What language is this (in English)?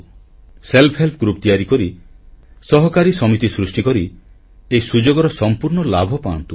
Odia